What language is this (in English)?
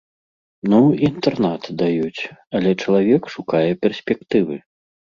Belarusian